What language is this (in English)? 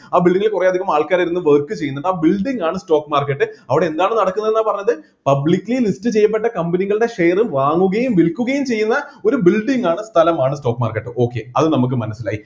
Malayalam